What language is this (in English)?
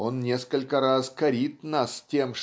Russian